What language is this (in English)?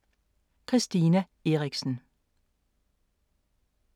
Danish